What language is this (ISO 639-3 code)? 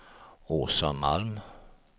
swe